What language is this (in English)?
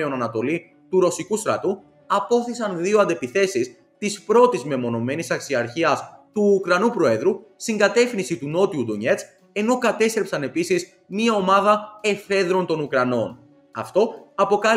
Greek